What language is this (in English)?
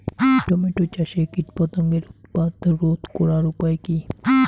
Bangla